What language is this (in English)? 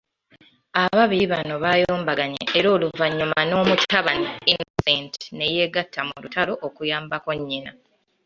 Ganda